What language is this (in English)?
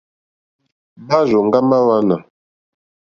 Mokpwe